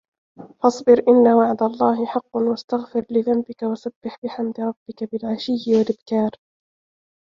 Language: Arabic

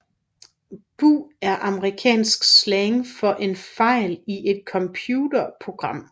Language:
Danish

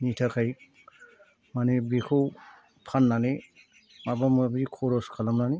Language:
Bodo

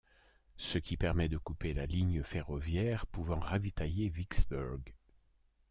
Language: French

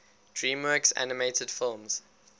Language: English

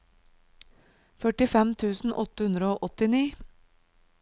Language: Norwegian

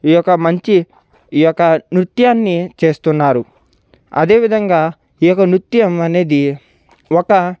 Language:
Telugu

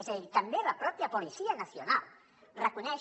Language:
Catalan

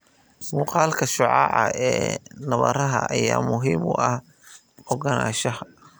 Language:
Somali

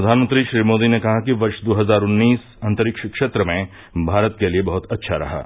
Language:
Hindi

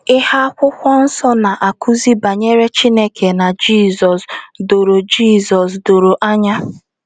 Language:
Igbo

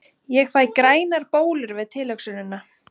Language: Icelandic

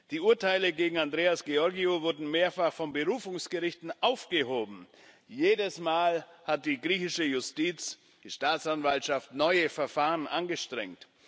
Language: German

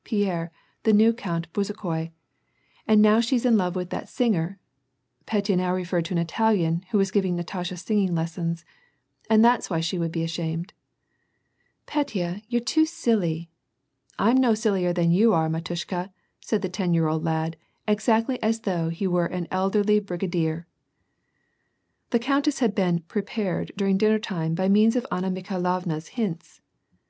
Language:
English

